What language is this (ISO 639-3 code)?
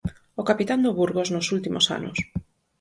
glg